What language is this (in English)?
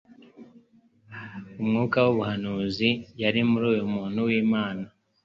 Kinyarwanda